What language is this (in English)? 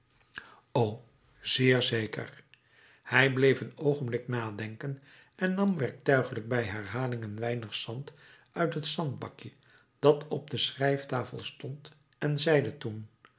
Dutch